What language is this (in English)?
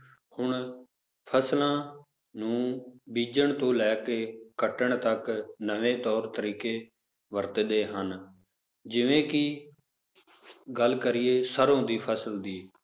Punjabi